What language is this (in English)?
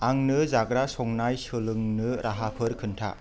Bodo